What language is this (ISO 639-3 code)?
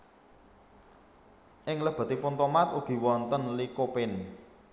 jav